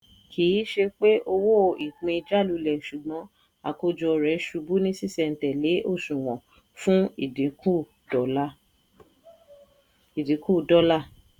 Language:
Yoruba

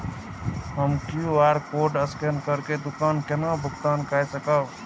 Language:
Maithili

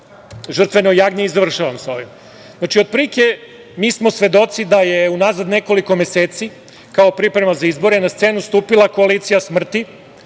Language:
Serbian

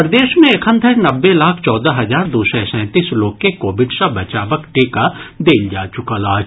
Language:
Maithili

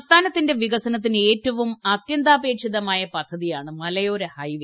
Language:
Malayalam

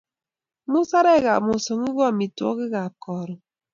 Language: Kalenjin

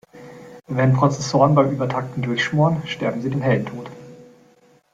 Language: German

